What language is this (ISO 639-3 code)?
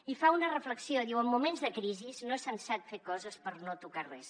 cat